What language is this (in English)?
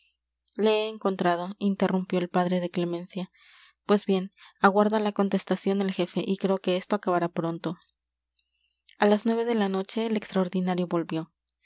Spanish